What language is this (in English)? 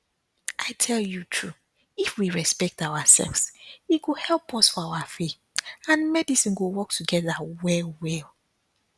Nigerian Pidgin